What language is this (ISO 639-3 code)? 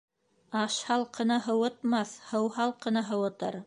bak